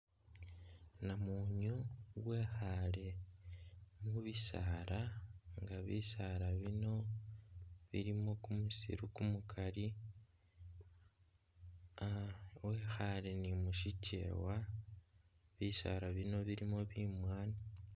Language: Masaaba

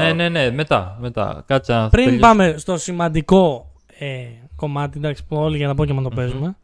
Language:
Greek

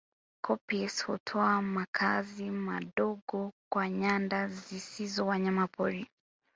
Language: Swahili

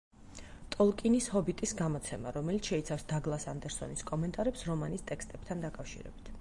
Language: Georgian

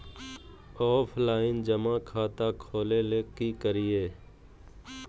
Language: Magahi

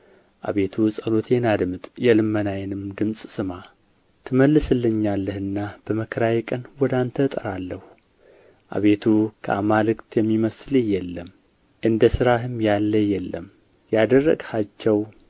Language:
Amharic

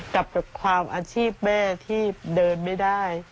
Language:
Thai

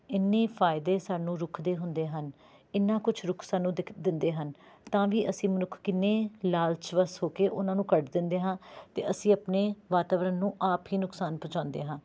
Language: Punjabi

